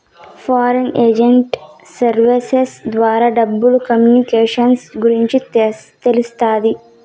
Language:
Telugu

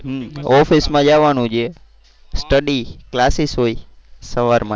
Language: Gujarati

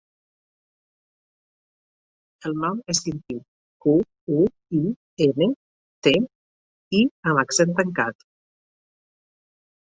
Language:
Catalan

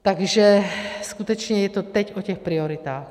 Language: Czech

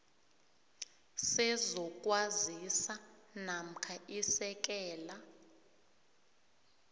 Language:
South Ndebele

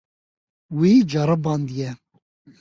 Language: Kurdish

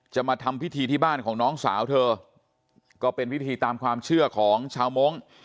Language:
Thai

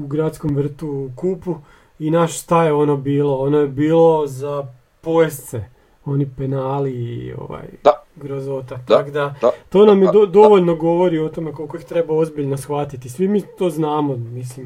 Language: Croatian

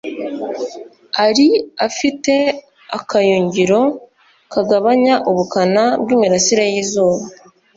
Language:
Kinyarwanda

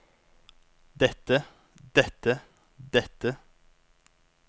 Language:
Norwegian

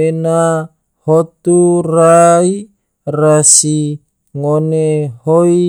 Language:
Tidore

